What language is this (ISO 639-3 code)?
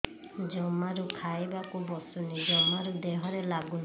ori